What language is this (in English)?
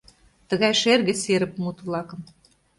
Mari